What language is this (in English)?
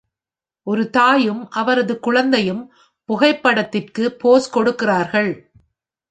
Tamil